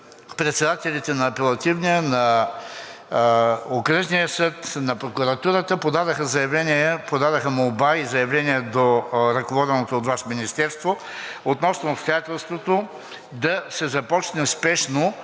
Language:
Bulgarian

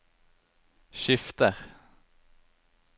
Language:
Norwegian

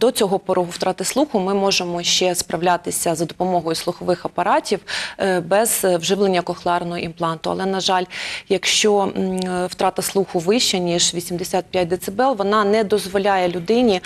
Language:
Ukrainian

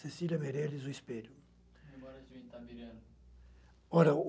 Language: Portuguese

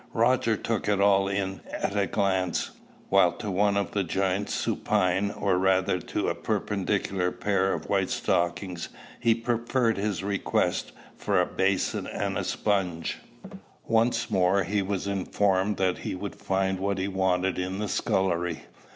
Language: English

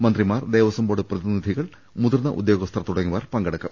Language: Malayalam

